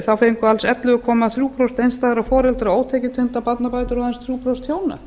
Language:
Icelandic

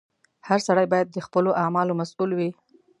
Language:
Pashto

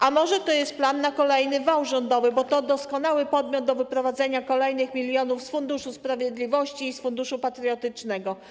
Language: Polish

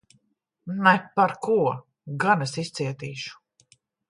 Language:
Latvian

